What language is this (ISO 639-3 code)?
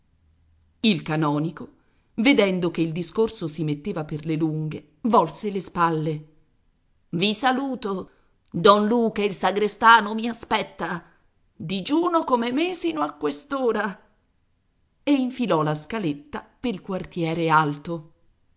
ita